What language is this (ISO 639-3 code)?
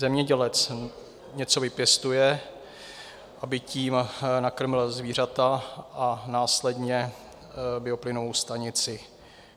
ces